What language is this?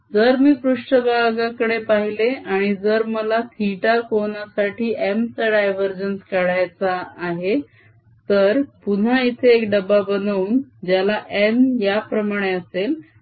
Marathi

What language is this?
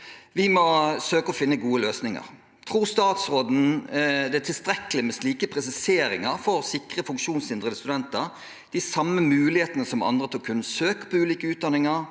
Norwegian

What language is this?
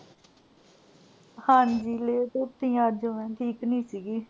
Punjabi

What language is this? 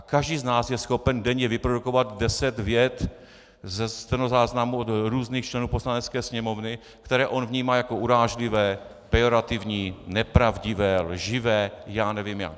Czech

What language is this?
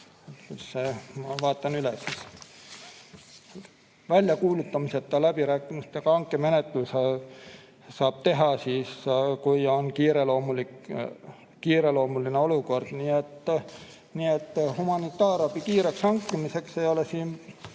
Estonian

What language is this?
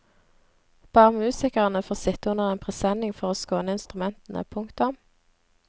Norwegian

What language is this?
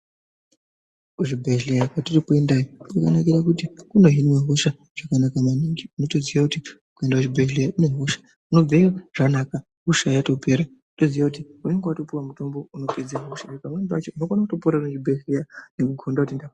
Ndau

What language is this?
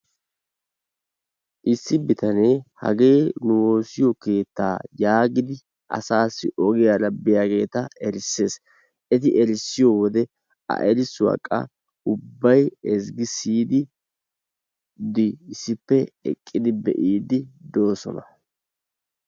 Wolaytta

